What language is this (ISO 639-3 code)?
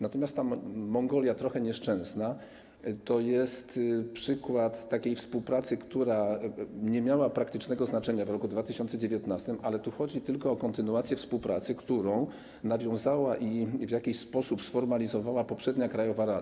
pol